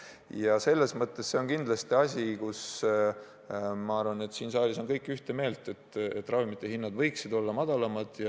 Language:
Estonian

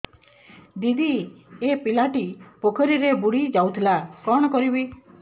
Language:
Odia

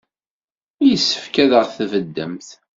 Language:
Kabyle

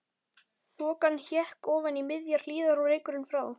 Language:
Icelandic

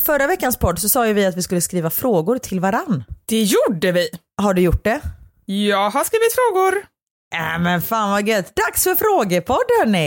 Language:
Swedish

